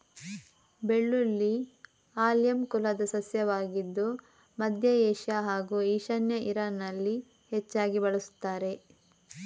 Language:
Kannada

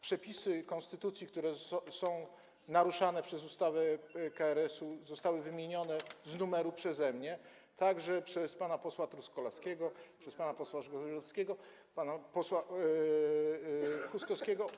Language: Polish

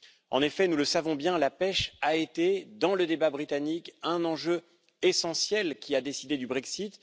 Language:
French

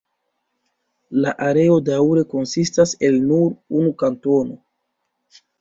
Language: Esperanto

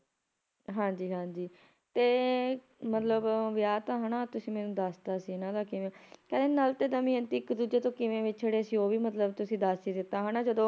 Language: Punjabi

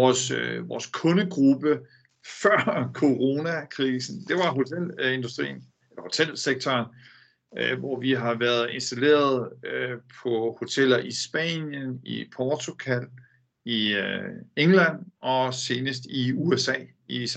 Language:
Danish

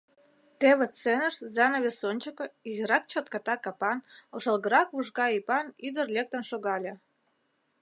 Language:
Mari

